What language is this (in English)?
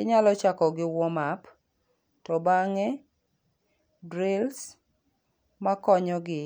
Luo (Kenya and Tanzania)